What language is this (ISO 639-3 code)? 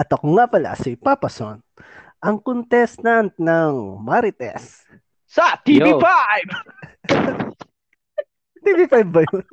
fil